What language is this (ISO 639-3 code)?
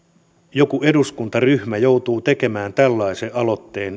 fin